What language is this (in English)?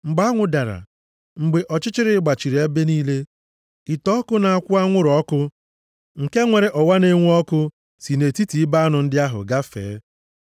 Igbo